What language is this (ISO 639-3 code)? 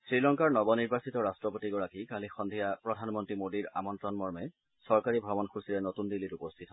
asm